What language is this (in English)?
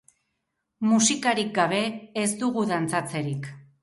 Basque